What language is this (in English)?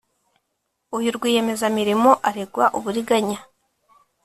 Kinyarwanda